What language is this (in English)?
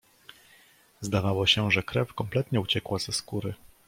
Polish